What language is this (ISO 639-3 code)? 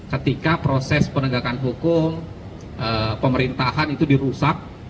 ind